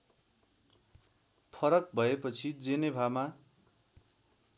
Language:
Nepali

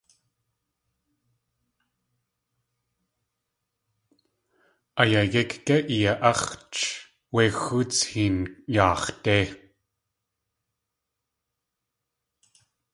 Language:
Tlingit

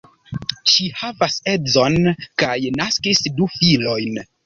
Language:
Esperanto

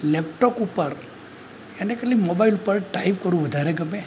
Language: Gujarati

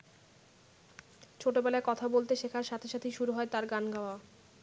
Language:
Bangla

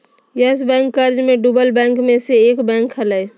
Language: Magahi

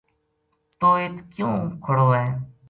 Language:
Gujari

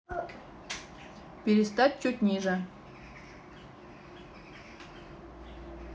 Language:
Russian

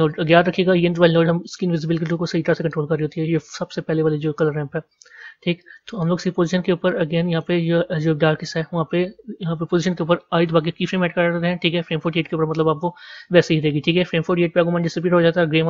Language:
Hindi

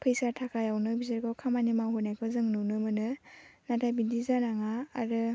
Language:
Bodo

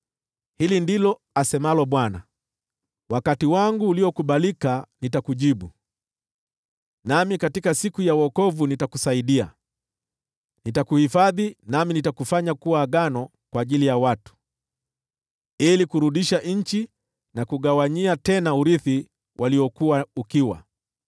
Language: Swahili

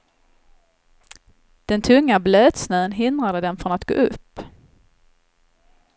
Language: Swedish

